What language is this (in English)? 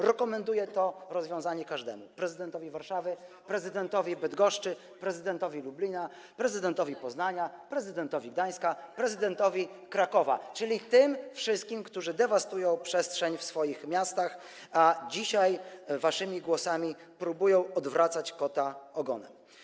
Polish